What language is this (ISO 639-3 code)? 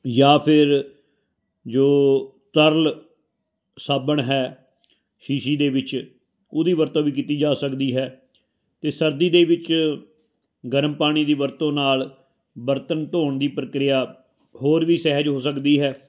pan